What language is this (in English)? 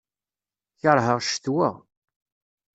Kabyle